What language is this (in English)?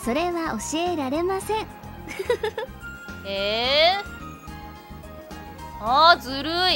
Japanese